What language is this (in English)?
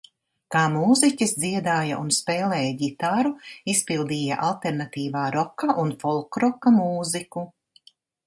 Latvian